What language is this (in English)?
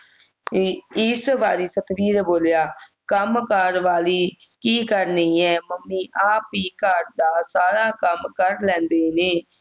Punjabi